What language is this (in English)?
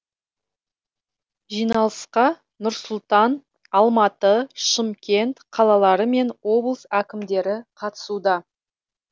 Kazakh